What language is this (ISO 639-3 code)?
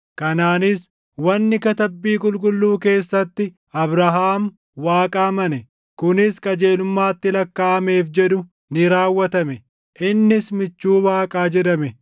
orm